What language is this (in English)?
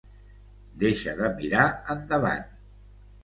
Catalan